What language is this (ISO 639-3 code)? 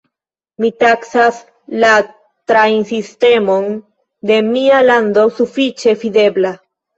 epo